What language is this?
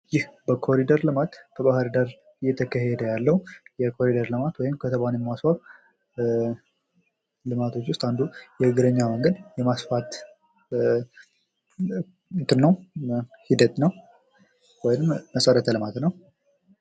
Amharic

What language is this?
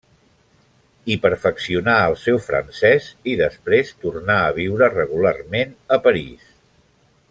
Catalan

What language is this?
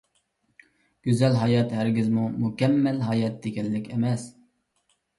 Uyghur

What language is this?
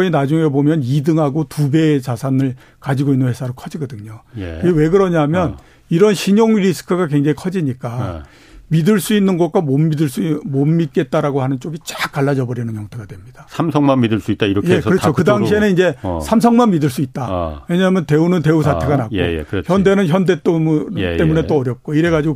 Korean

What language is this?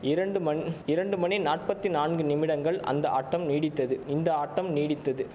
Tamil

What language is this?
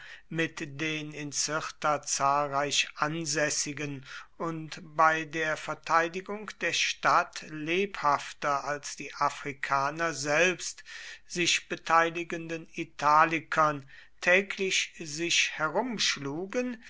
German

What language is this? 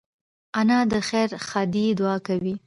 Pashto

